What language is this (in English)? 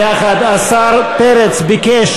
Hebrew